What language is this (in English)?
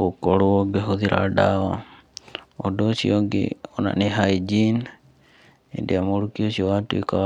Kikuyu